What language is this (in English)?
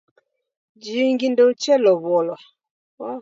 Taita